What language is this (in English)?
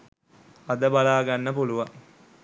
Sinhala